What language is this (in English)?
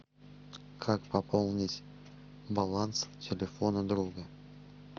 Russian